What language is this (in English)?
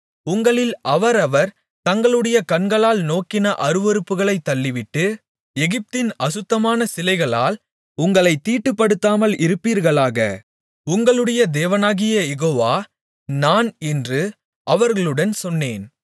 Tamil